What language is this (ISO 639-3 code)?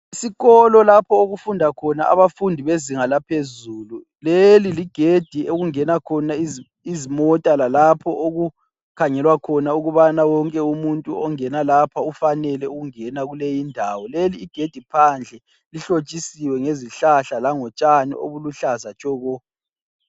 nde